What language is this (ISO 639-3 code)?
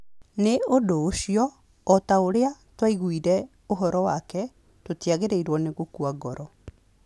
kik